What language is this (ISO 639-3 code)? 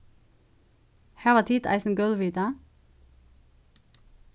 fao